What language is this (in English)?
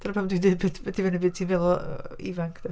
Welsh